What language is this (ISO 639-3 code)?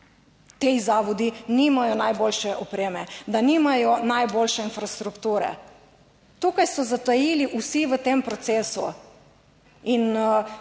slv